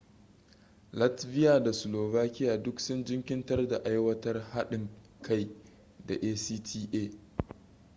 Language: Hausa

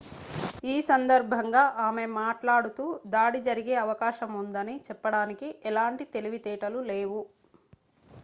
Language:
Telugu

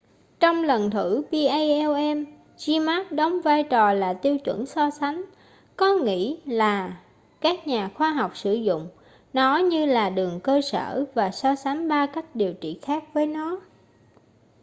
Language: Vietnamese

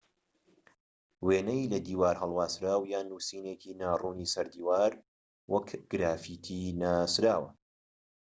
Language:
Central Kurdish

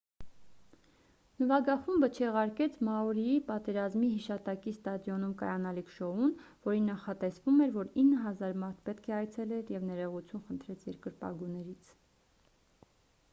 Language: Armenian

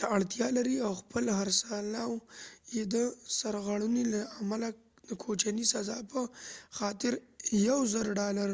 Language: Pashto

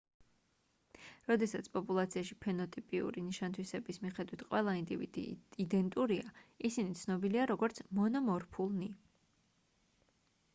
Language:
Georgian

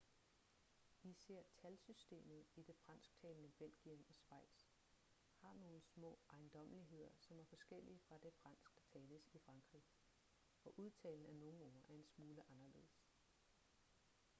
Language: Danish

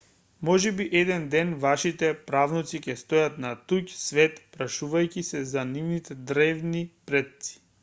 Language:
Macedonian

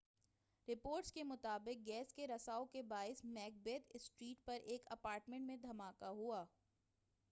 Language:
Urdu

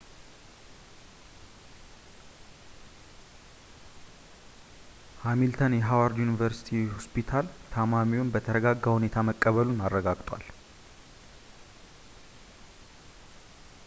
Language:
Amharic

